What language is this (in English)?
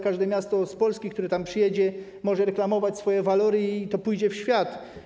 Polish